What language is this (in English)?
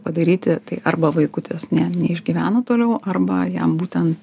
Lithuanian